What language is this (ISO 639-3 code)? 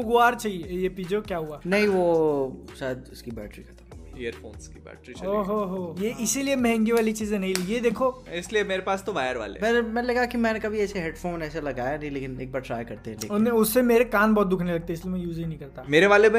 hin